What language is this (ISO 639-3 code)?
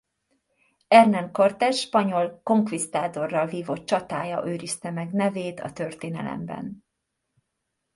hun